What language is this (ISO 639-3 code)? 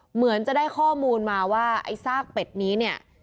tha